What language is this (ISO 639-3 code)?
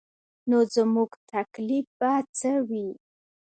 pus